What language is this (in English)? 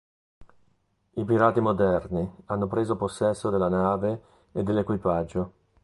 Italian